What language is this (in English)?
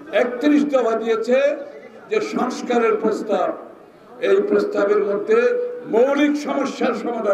Bangla